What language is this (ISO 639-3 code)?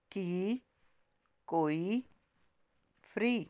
pan